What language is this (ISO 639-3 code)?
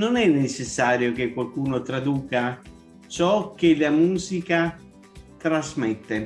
ita